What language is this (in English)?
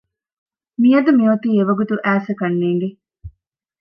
Divehi